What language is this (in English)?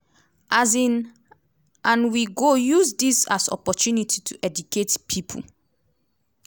Nigerian Pidgin